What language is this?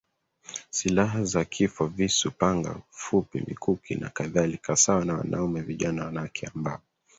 Swahili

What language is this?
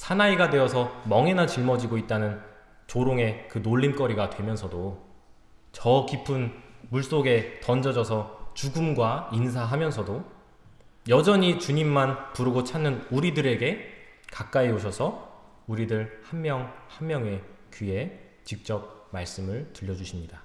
Korean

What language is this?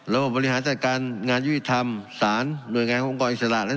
Thai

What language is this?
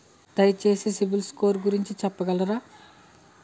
Telugu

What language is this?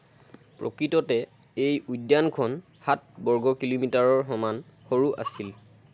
Assamese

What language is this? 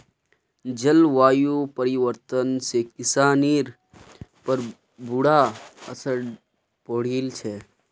Magahi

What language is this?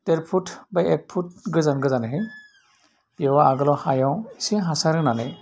Bodo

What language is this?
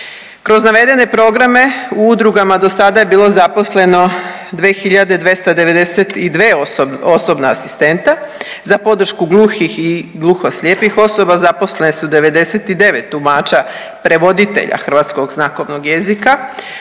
Croatian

